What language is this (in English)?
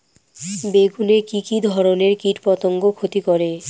Bangla